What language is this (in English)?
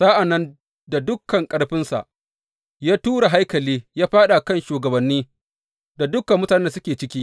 Hausa